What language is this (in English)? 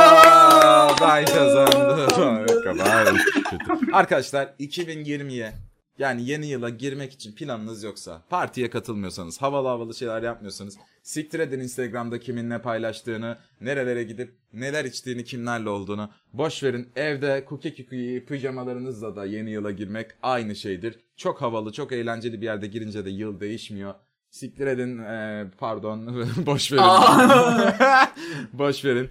Turkish